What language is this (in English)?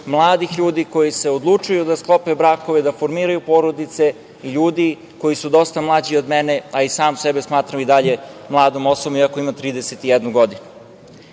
Serbian